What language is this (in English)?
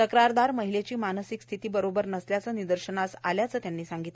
Marathi